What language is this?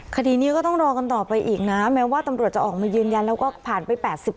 Thai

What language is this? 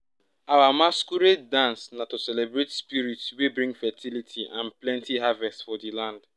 Nigerian Pidgin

